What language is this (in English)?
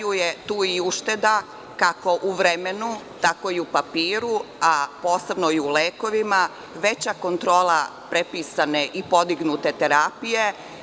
Serbian